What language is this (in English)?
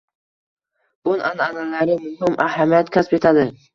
Uzbek